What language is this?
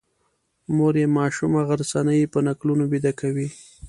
Pashto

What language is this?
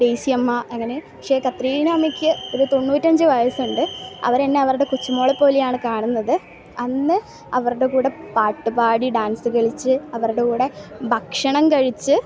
Malayalam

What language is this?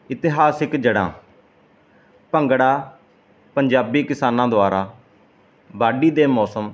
Punjabi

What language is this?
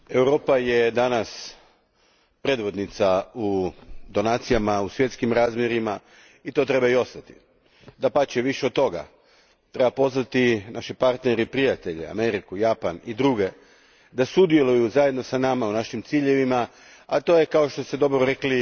Croatian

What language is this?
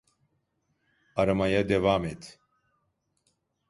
Turkish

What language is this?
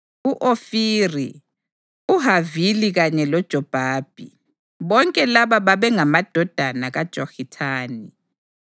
North Ndebele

